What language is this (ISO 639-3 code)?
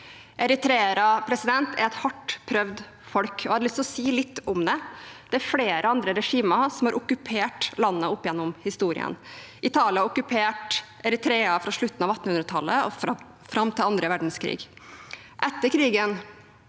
nor